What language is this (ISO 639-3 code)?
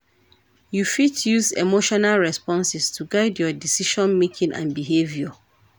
pcm